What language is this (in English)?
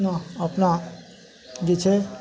Maithili